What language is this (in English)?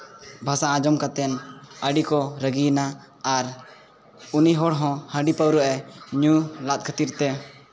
Santali